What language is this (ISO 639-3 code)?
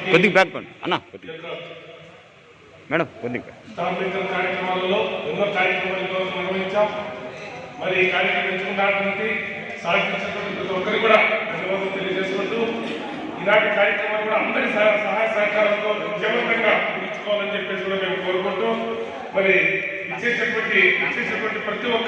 tel